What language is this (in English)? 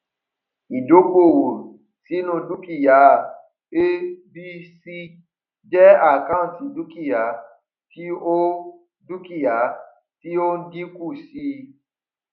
Yoruba